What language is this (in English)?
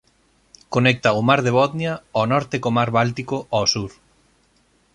Galician